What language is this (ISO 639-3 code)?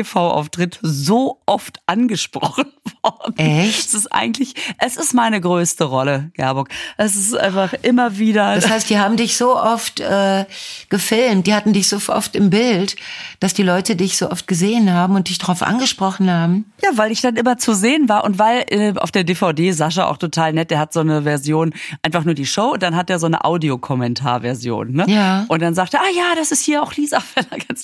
deu